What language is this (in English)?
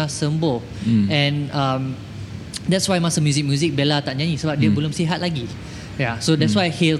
Malay